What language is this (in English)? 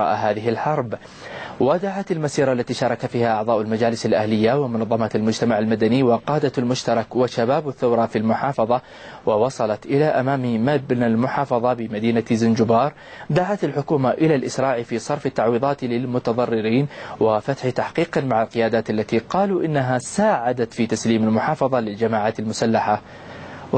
Arabic